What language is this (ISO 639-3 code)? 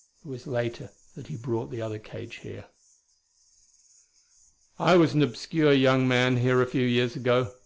eng